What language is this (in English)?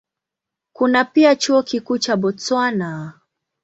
Swahili